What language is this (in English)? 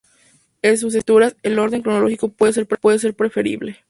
Spanish